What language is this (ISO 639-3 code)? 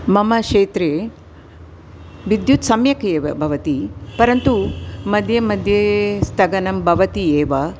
san